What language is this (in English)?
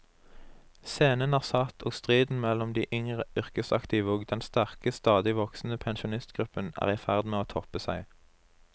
Norwegian